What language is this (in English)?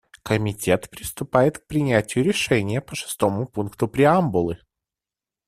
Russian